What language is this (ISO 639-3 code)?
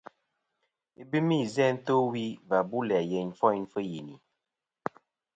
bkm